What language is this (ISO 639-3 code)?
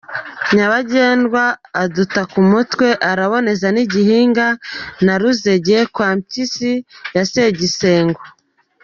kin